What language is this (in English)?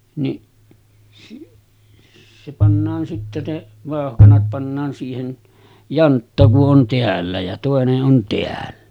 Finnish